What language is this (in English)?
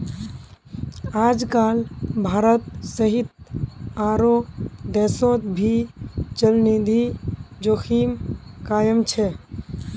Magahi